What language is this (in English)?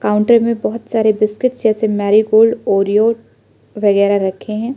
Hindi